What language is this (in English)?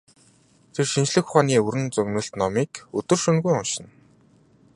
Mongolian